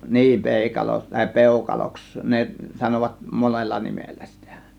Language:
Finnish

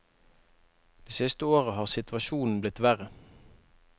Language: Norwegian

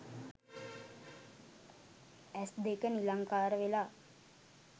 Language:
Sinhala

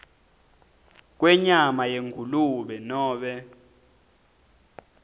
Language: Swati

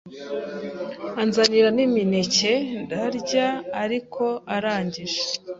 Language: Kinyarwanda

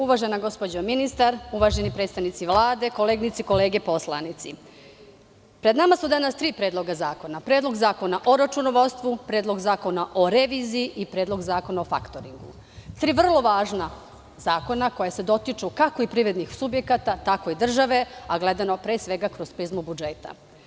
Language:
Serbian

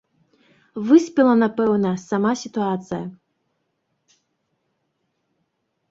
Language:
Belarusian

